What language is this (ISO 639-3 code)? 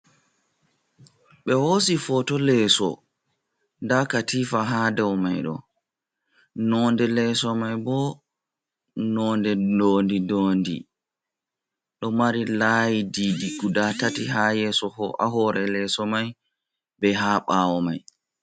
ful